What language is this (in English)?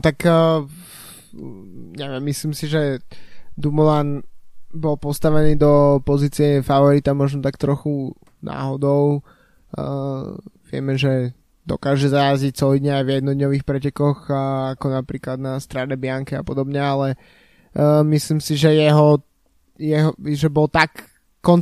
Slovak